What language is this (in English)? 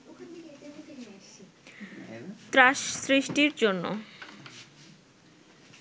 Bangla